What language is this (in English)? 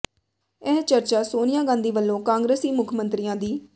Punjabi